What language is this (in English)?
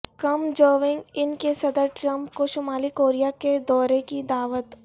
Urdu